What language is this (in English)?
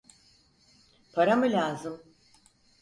Turkish